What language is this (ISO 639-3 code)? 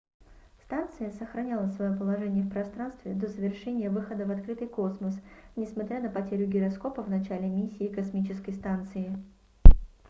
rus